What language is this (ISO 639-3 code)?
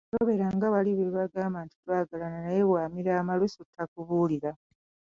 lug